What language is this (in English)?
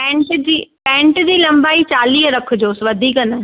Sindhi